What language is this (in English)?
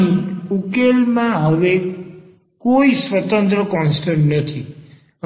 Gujarati